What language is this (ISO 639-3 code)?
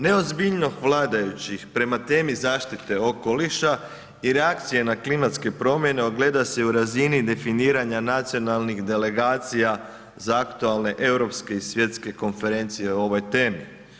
hrv